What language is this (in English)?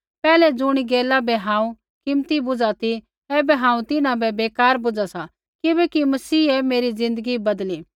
Kullu Pahari